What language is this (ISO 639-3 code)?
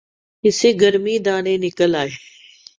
urd